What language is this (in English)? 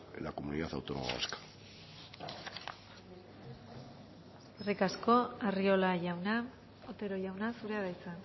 Basque